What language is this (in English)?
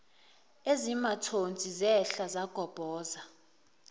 Zulu